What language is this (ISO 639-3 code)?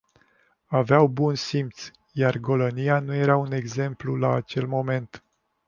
ron